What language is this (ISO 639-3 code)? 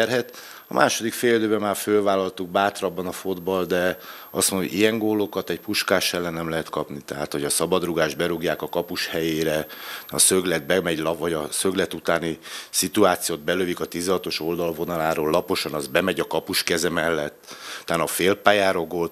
hun